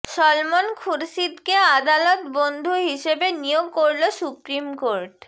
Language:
Bangla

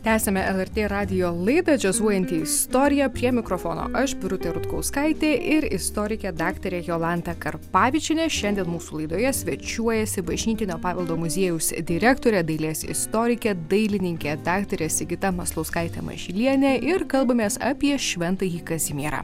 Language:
Lithuanian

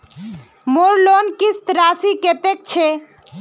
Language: Magahi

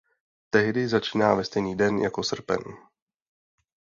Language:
Czech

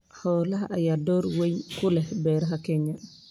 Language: Somali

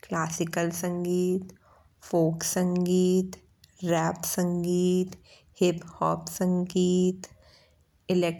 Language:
Bundeli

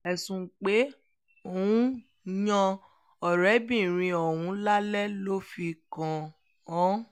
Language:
Yoruba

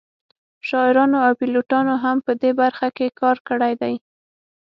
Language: Pashto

